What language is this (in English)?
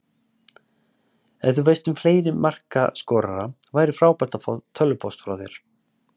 Icelandic